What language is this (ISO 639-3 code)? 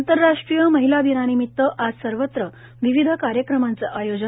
mar